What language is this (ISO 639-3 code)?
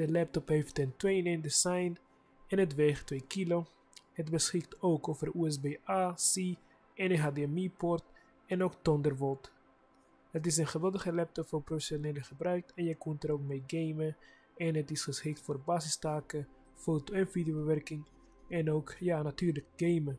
nld